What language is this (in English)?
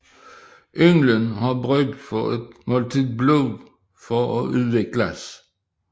Danish